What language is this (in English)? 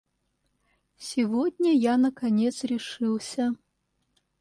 Russian